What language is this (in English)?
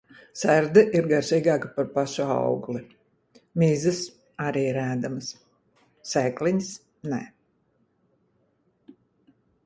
Latvian